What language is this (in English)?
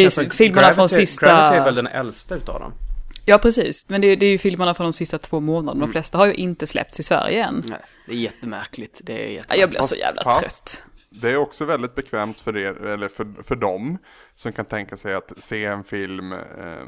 Swedish